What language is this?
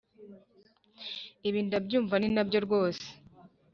Kinyarwanda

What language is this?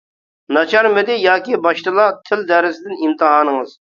Uyghur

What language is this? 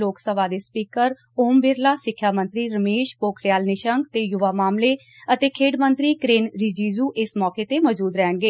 Punjabi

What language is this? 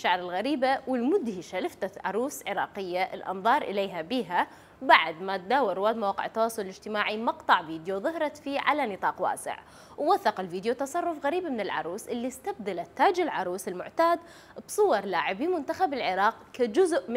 Arabic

